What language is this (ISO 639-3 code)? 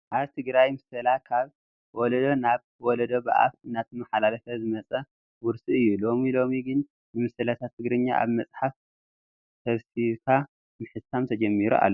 tir